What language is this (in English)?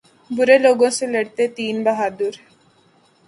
Urdu